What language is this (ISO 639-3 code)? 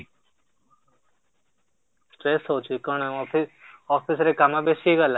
ori